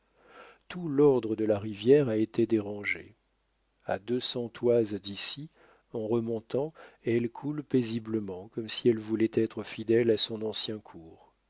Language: French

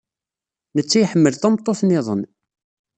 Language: Kabyle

